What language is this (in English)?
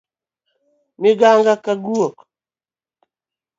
Luo (Kenya and Tanzania)